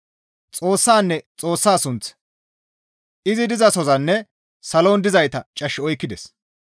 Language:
Gamo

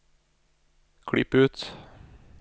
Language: Norwegian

